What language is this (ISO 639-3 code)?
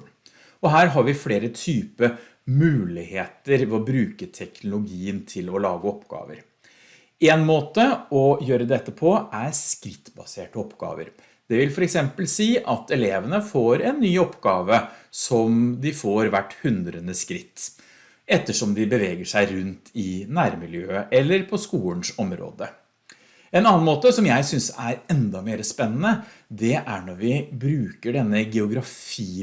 nor